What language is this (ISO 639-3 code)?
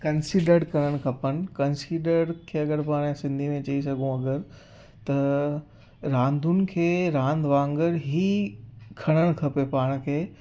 snd